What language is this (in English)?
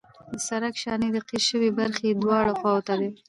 Pashto